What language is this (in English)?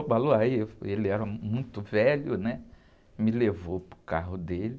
Portuguese